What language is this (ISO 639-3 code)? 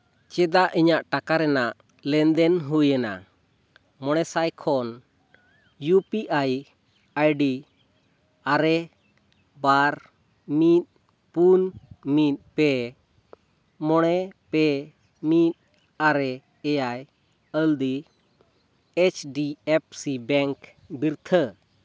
sat